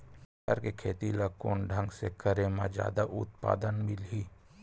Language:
Chhattisgarhi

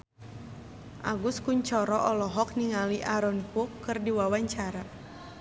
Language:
Sundanese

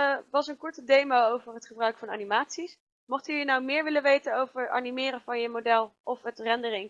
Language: Dutch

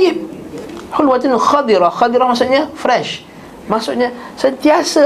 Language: Malay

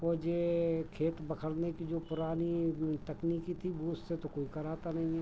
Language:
Hindi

